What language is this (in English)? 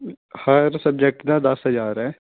Punjabi